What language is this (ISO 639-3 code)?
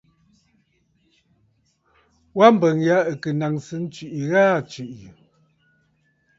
bfd